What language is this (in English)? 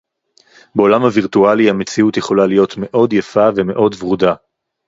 Hebrew